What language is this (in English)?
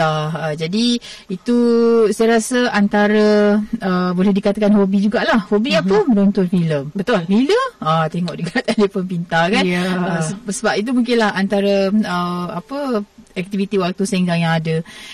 Malay